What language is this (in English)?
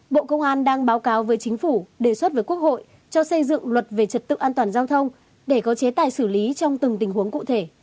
Vietnamese